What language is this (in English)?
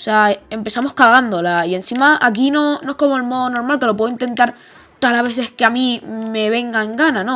Spanish